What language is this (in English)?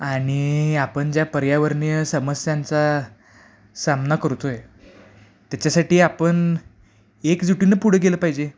Marathi